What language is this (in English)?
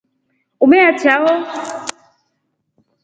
Rombo